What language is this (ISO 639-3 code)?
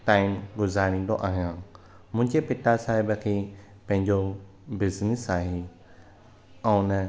snd